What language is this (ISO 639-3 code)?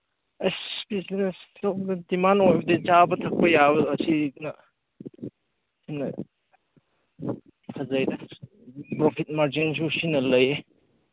mni